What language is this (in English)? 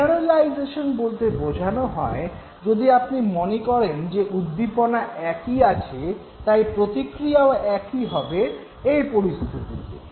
Bangla